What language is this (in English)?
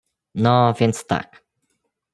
Polish